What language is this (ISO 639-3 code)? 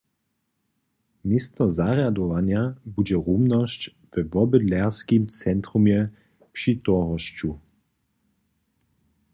hsb